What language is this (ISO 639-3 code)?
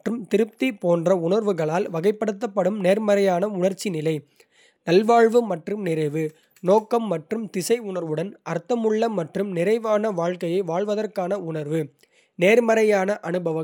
kfe